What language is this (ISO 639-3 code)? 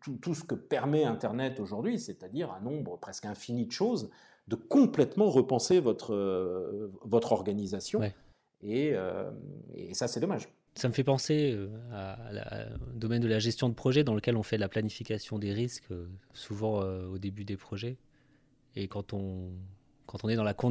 fra